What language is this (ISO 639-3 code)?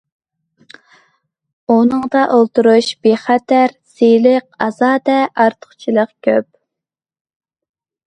uig